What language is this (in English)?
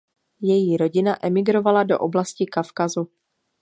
Czech